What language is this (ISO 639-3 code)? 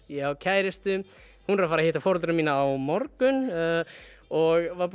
isl